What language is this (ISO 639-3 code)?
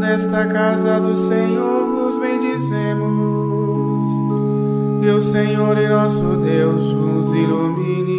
por